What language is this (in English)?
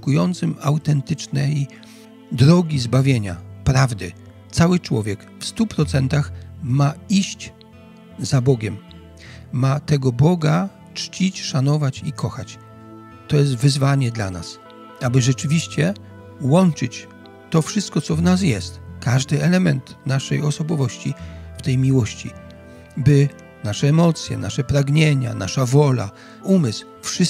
Polish